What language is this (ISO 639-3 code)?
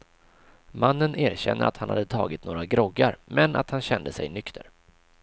swe